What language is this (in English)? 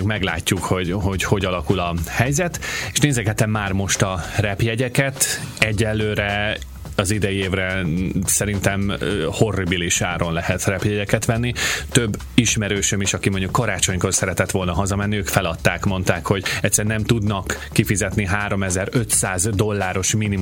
Hungarian